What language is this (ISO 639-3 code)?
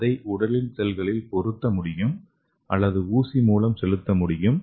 tam